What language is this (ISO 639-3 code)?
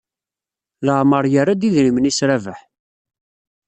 kab